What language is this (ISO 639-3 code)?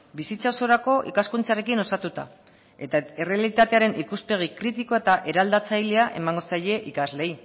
eus